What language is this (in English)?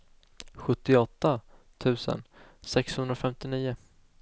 Swedish